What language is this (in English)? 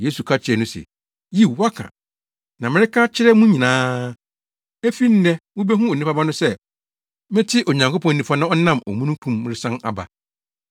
Akan